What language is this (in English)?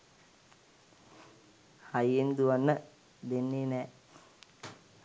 Sinhala